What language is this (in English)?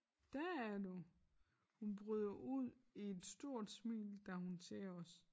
Danish